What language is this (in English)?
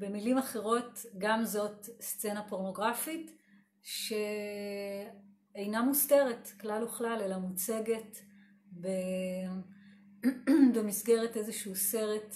Hebrew